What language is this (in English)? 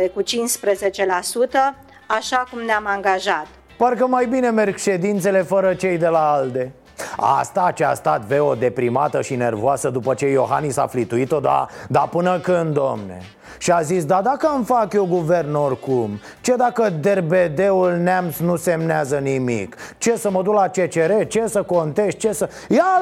Romanian